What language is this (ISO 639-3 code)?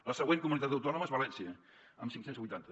cat